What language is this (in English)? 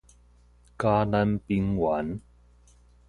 Min Nan Chinese